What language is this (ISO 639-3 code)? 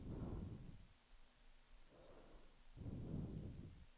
swe